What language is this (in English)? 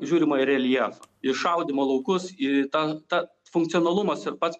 Lithuanian